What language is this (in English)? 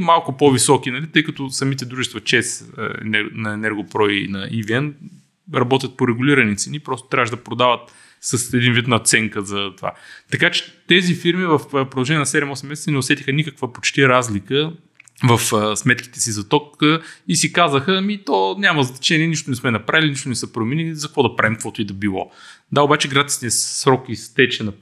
Bulgarian